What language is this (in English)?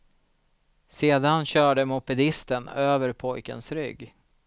Swedish